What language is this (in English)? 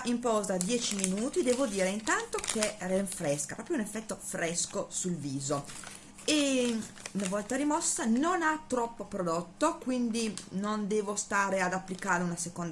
Italian